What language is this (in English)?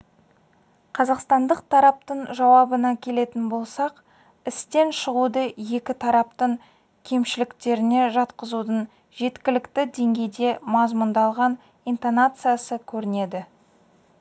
Kazakh